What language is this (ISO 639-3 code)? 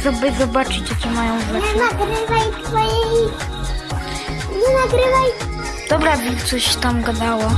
pol